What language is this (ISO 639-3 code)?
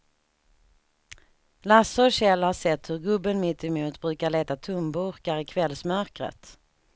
swe